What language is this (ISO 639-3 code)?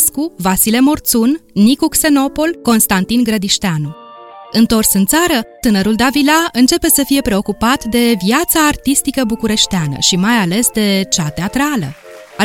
ron